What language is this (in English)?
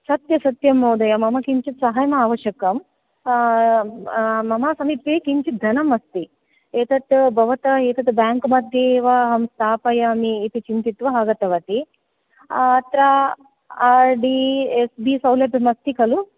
Sanskrit